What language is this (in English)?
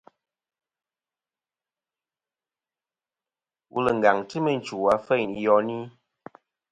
Kom